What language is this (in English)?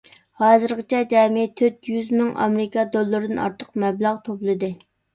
Uyghur